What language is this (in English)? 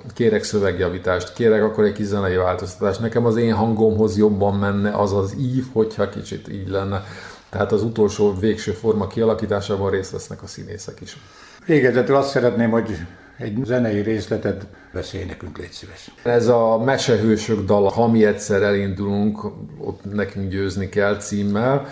Hungarian